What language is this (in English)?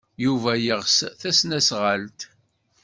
Kabyle